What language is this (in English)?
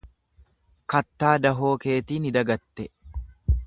Oromo